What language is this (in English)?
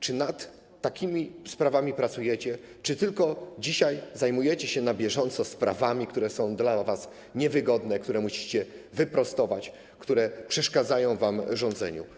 Polish